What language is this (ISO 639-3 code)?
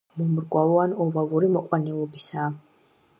kat